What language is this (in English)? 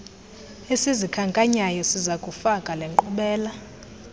Xhosa